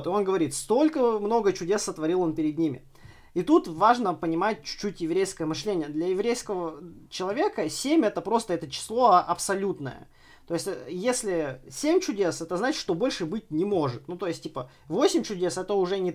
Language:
Russian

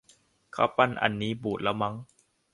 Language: Thai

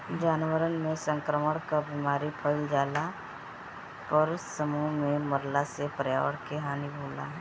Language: Bhojpuri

